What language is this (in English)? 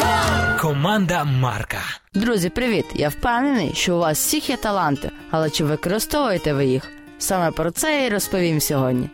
Ukrainian